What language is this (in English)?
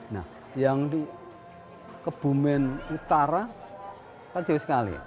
Indonesian